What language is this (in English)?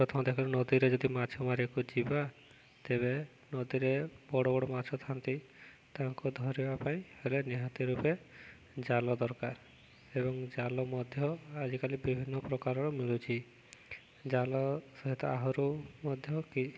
Odia